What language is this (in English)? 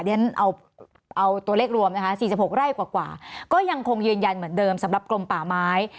Thai